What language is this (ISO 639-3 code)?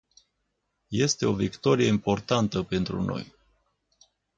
ron